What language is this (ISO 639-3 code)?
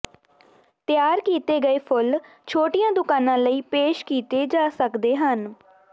pan